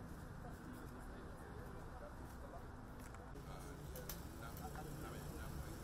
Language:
Malay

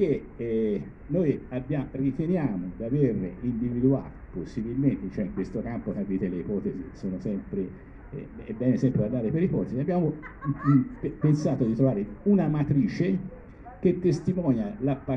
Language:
Italian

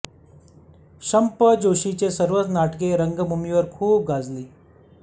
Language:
Marathi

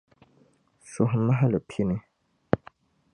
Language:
Dagbani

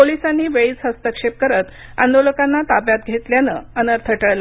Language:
Marathi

